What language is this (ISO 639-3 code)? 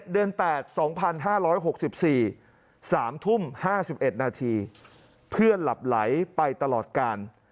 tha